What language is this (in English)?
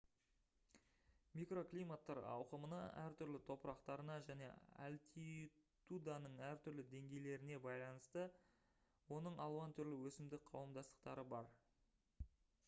Kazakh